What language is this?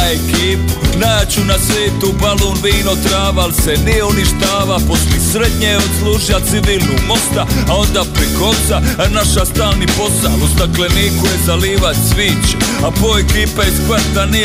Croatian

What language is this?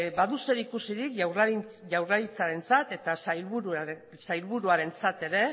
Basque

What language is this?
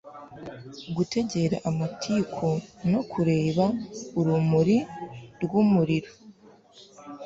Kinyarwanda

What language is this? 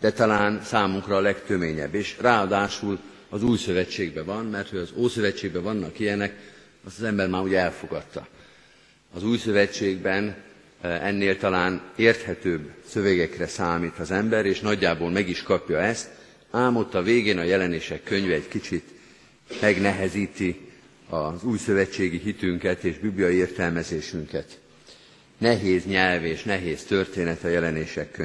Hungarian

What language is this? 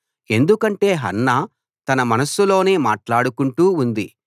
Telugu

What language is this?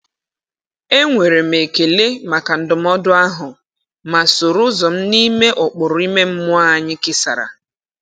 Igbo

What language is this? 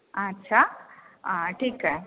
Marathi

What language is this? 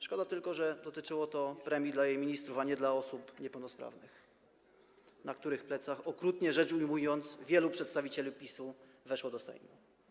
Polish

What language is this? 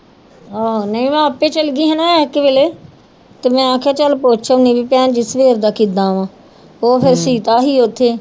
Punjabi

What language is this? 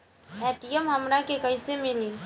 Bhojpuri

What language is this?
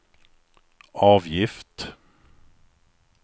Swedish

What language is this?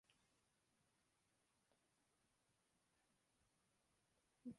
Urdu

